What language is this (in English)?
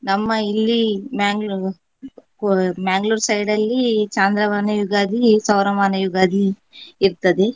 Kannada